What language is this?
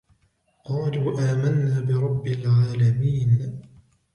Arabic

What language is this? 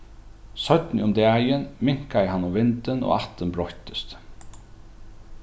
Faroese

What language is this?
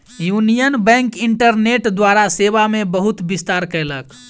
Maithili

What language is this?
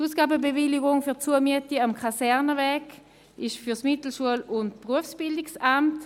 Swiss German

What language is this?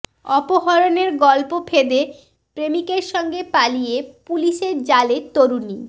Bangla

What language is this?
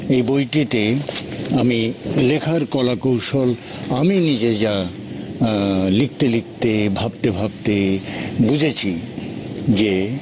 Bangla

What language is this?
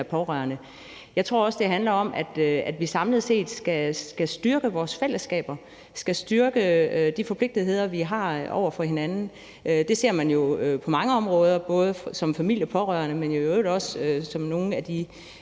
Danish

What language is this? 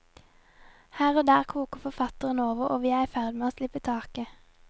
Norwegian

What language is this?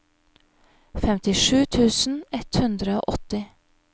Norwegian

